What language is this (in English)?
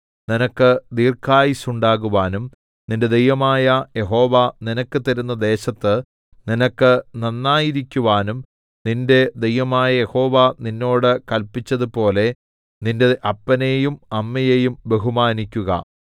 Malayalam